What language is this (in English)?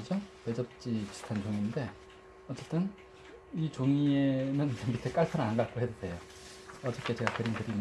Korean